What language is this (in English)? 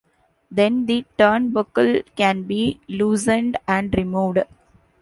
English